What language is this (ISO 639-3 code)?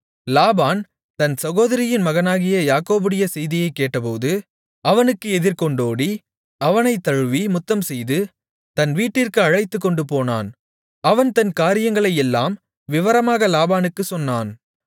tam